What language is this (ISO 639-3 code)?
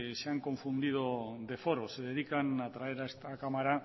spa